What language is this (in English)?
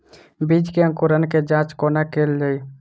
Maithili